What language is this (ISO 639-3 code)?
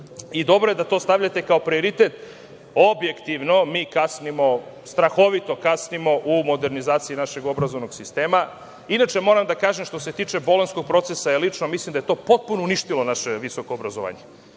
srp